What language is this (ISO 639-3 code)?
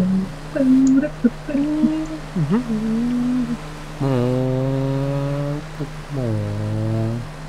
nld